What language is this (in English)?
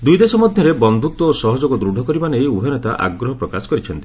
Odia